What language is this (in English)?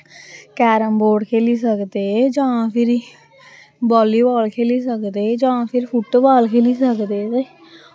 Dogri